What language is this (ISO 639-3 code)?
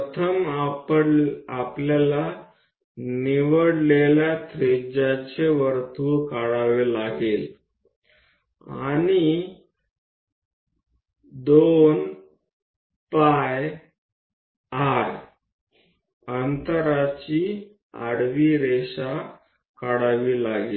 mar